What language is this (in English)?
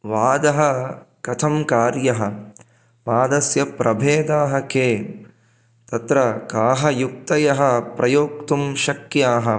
Sanskrit